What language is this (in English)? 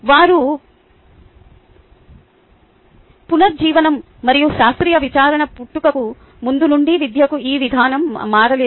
Telugu